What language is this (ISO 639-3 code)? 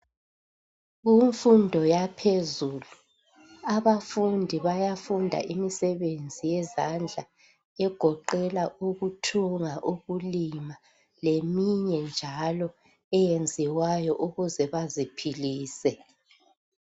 nde